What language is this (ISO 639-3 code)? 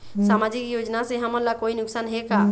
hne